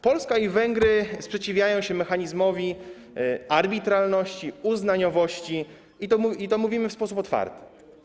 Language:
Polish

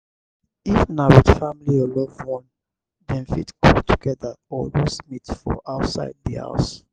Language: Nigerian Pidgin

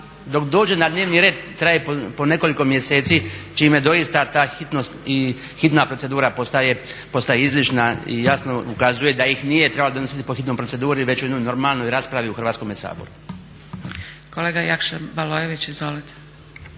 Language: Croatian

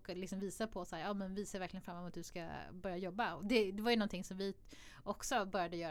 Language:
Swedish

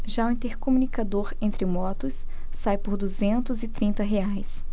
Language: Portuguese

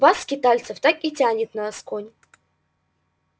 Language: Russian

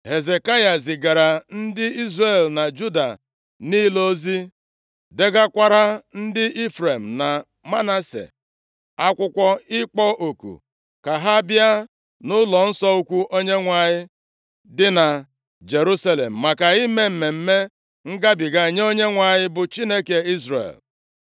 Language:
Igbo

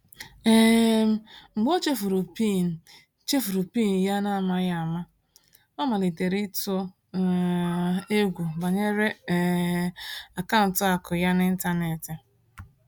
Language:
Igbo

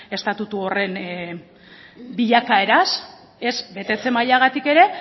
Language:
Basque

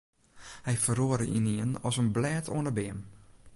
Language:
Western Frisian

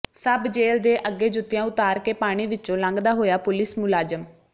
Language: Punjabi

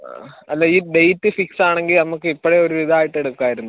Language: Malayalam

